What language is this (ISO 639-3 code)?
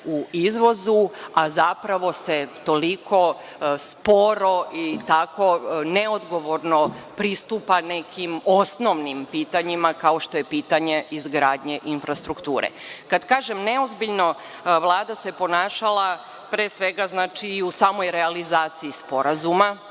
srp